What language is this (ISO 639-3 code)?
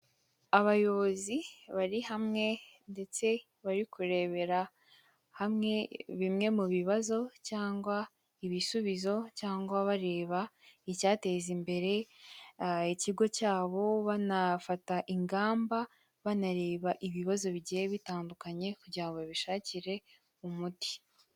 kin